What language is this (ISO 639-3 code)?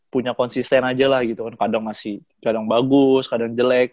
ind